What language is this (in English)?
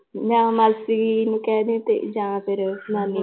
Punjabi